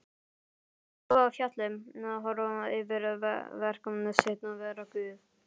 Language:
Icelandic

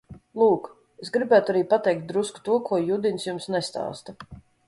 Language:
Latvian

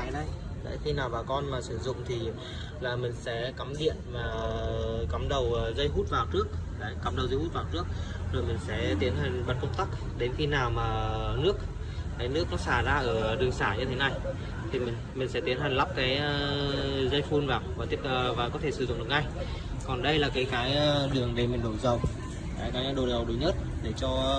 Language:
Vietnamese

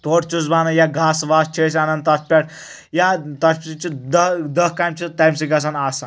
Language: Kashmiri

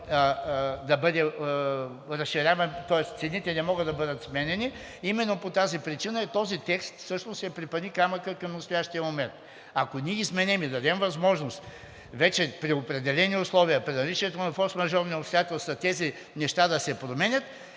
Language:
Bulgarian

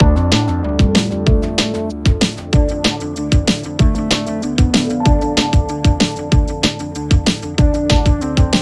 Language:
English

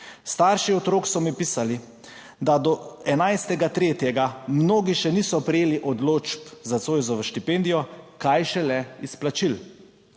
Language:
Slovenian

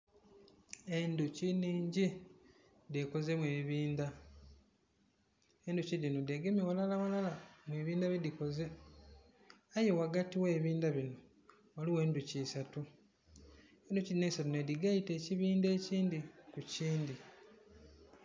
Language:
Soga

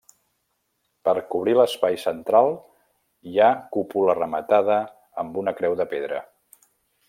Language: Catalan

